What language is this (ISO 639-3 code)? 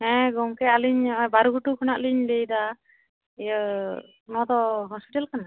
sat